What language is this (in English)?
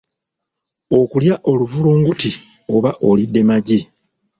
Ganda